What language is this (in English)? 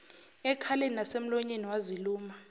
Zulu